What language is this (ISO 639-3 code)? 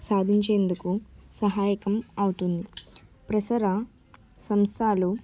tel